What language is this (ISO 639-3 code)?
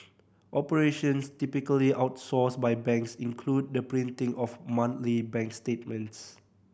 eng